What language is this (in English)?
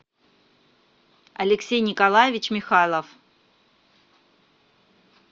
Russian